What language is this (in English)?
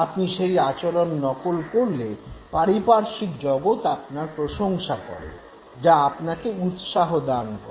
Bangla